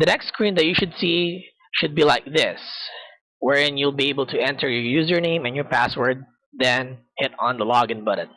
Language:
English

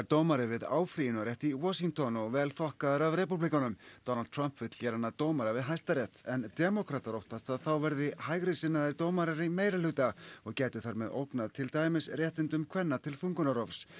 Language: Icelandic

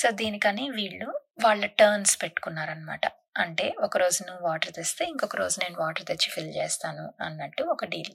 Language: Telugu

